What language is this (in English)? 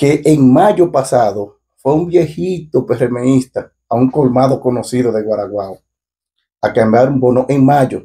Spanish